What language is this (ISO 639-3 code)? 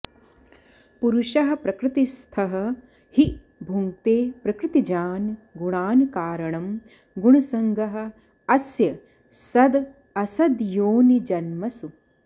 san